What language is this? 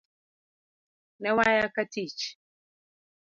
Luo (Kenya and Tanzania)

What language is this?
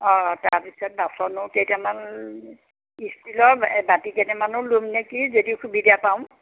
Assamese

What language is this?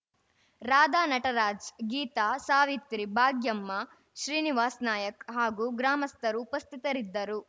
Kannada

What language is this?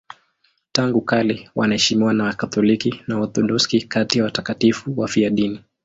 Swahili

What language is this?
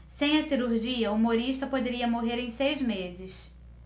Portuguese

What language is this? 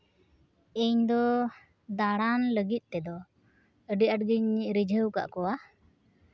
Santali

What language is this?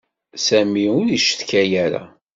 Kabyle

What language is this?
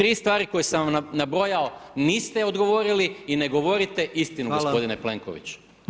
Croatian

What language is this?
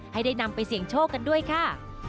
Thai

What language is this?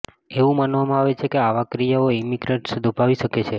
Gujarati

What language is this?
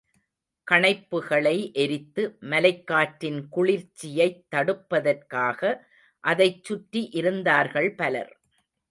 Tamil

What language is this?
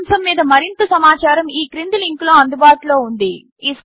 Telugu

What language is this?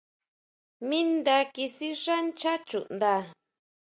Huautla Mazatec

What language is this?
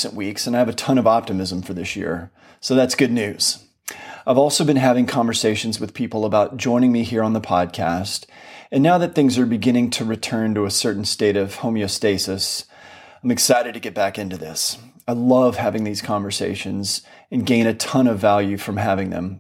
English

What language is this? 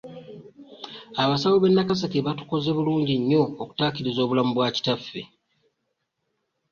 Ganda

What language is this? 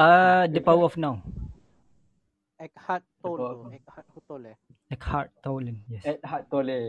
Malay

